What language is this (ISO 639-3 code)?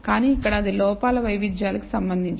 tel